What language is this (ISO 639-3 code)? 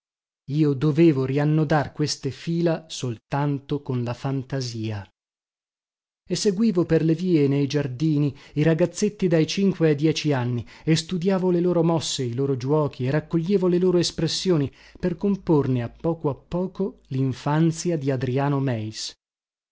ita